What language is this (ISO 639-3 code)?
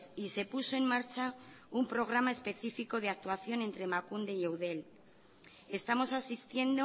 spa